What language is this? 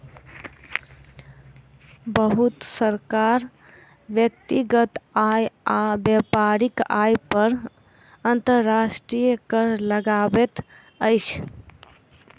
Maithili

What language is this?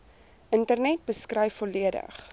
Afrikaans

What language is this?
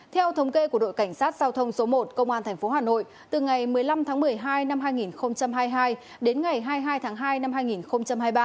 Vietnamese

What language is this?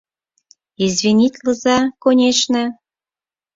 Mari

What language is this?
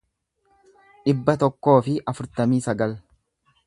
Oromo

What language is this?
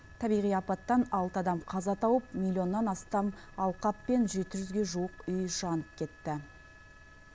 Kazakh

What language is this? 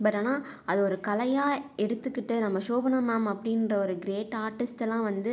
Tamil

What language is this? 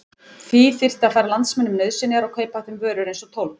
Icelandic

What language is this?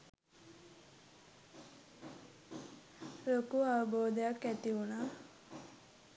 Sinhala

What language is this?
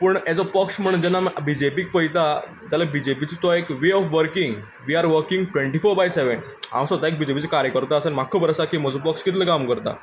Konkani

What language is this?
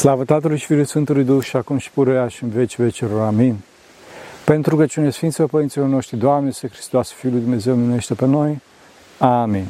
Romanian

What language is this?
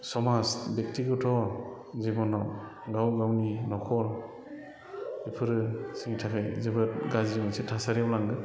Bodo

